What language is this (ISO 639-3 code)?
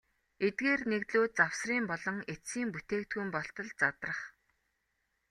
mon